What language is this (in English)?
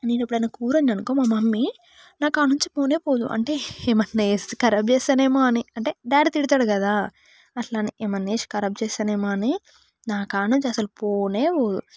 Telugu